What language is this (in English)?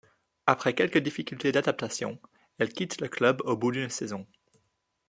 French